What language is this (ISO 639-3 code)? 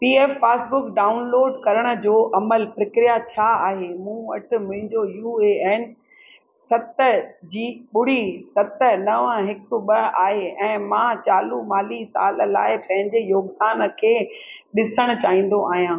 snd